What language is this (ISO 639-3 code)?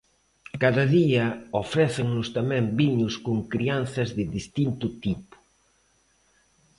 glg